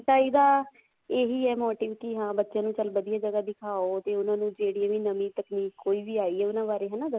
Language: Punjabi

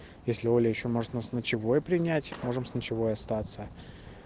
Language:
Russian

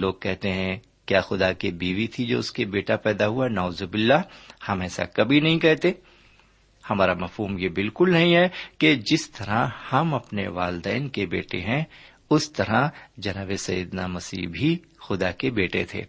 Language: Urdu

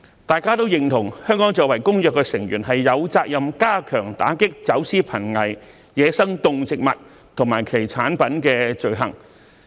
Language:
Cantonese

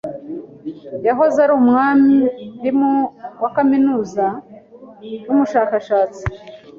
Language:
Kinyarwanda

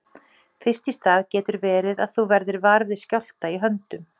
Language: Icelandic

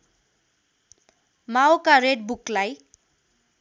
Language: Nepali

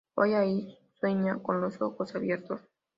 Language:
Spanish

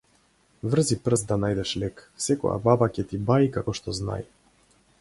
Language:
Macedonian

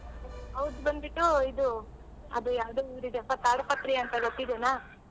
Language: Kannada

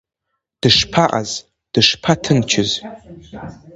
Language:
Abkhazian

